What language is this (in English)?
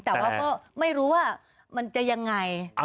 Thai